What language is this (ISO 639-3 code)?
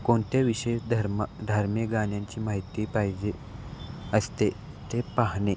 mar